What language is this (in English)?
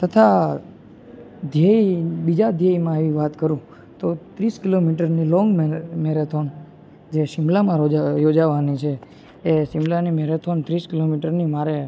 Gujarati